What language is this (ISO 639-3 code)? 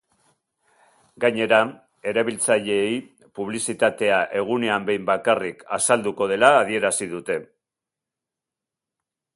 eus